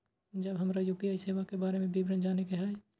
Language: Maithili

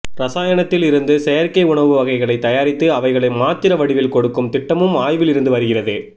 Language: Tamil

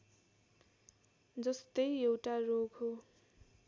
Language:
Nepali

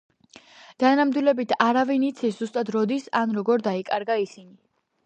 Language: Georgian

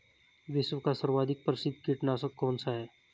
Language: Hindi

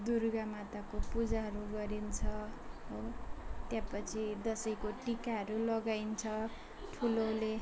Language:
Nepali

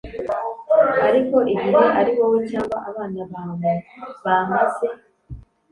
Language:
Kinyarwanda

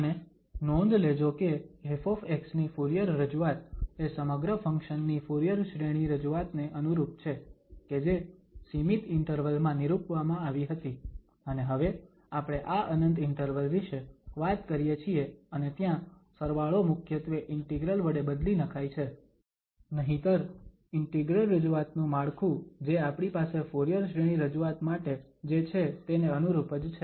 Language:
Gujarati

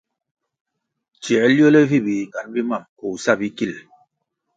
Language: Kwasio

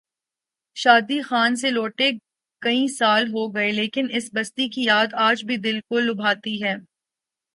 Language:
Urdu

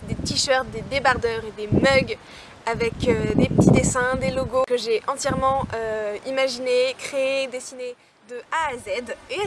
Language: French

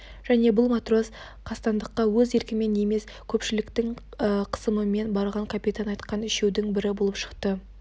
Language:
Kazakh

